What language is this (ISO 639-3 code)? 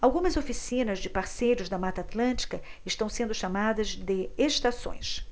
por